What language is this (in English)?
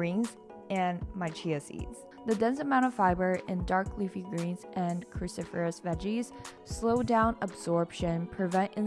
English